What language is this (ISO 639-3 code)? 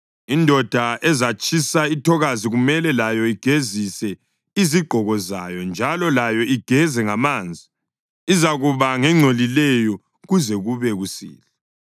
nde